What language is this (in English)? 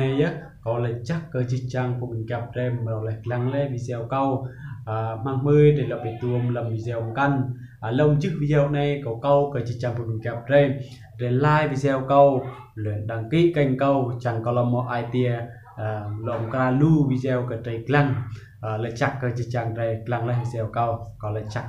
Vietnamese